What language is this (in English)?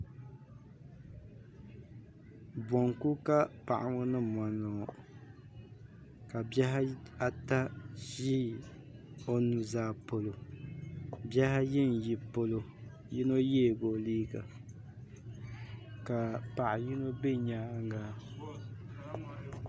Dagbani